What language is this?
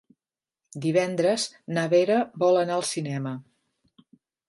Catalan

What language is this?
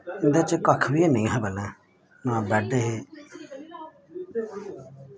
Dogri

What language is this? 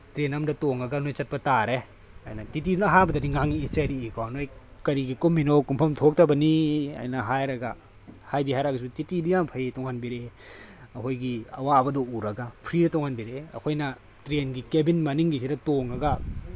Manipuri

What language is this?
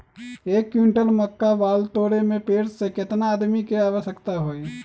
Magahi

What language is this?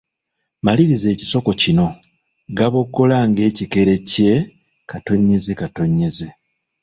Ganda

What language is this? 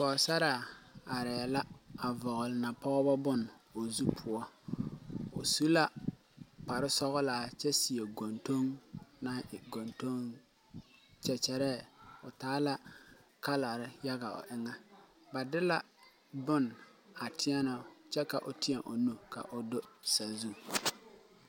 Southern Dagaare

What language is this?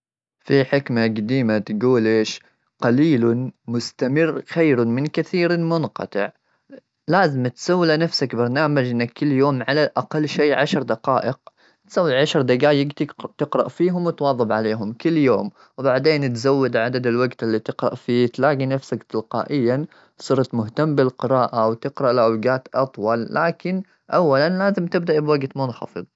Gulf Arabic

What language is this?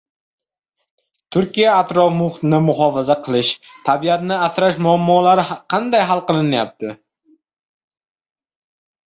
Uzbek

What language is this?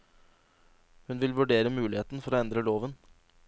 Norwegian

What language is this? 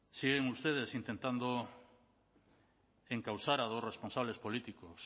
Spanish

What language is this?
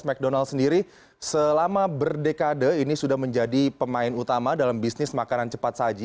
Indonesian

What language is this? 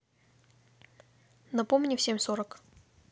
Russian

